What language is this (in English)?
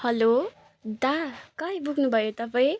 Nepali